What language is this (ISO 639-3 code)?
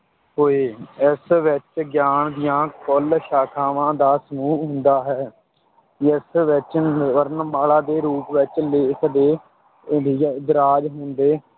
pan